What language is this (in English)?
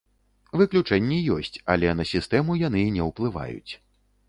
Belarusian